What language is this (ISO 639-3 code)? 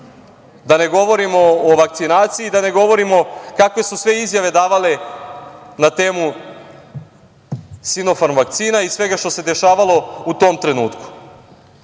srp